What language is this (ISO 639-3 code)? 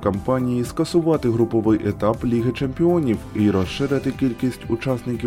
ukr